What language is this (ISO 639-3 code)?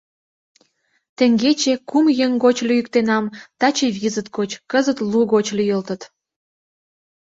chm